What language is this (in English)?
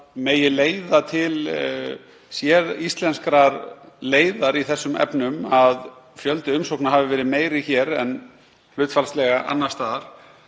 Icelandic